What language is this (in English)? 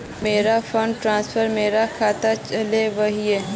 Magahi